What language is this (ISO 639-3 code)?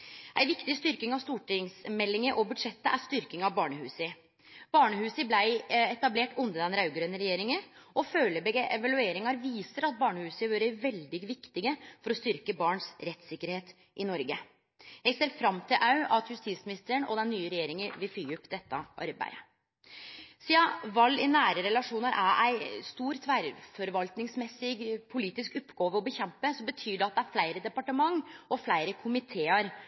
nno